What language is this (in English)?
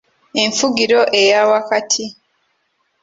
Ganda